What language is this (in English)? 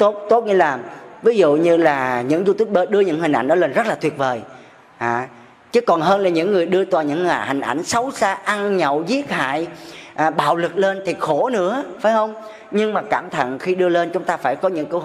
Vietnamese